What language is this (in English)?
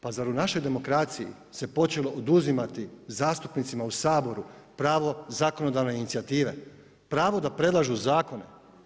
Croatian